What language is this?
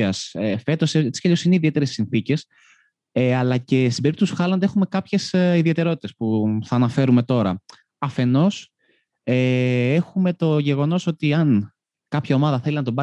Greek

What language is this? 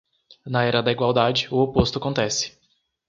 Portuguese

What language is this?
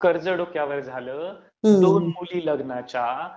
Marathi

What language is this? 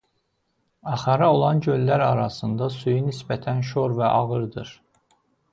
Azerbaijani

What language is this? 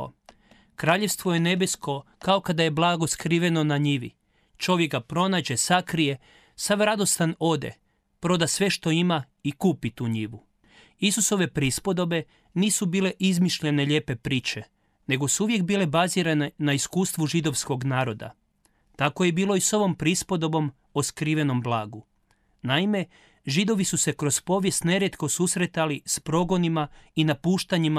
Croatian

